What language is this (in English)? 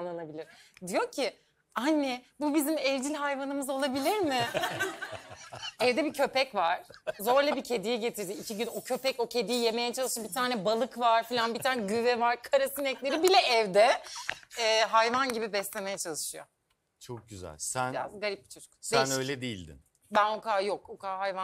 Turkish